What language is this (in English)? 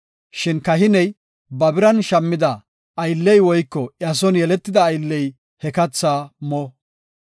Gofa